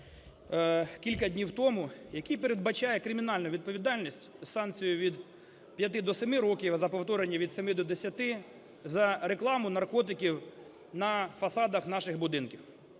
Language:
Ukrainian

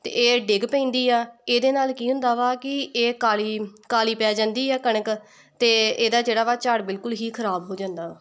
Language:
Punjabi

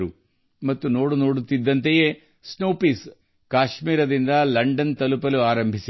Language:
Kannada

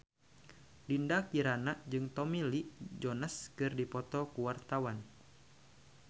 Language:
Sundanese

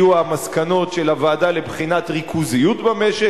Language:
Hebrew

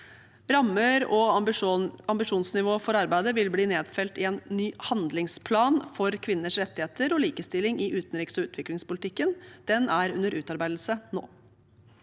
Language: Norwegian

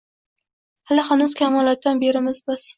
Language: Uzbek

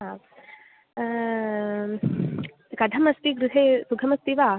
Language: Sanskrit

